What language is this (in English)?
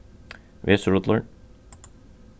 Faroese